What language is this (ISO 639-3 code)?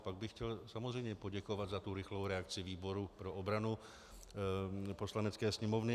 ces